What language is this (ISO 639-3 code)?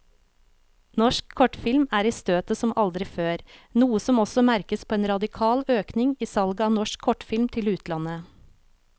nor